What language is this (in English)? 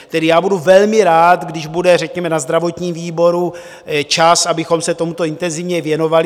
Czech